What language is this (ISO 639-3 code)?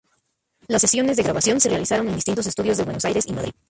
spa